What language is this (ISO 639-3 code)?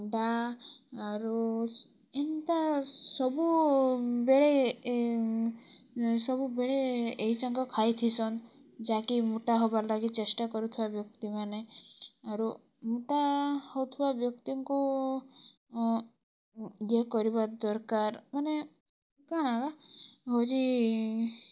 ori